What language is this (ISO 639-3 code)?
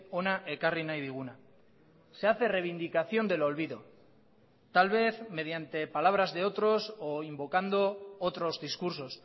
spa